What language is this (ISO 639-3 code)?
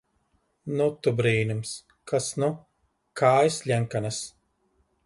lav